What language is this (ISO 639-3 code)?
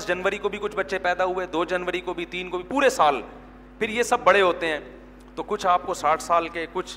urd